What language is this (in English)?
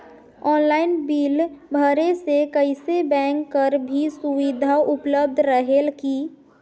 Chhattisgarhi